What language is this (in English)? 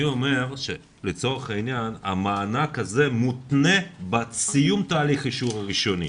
Hebrew